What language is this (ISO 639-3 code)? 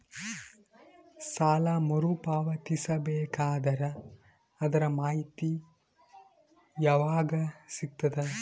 kan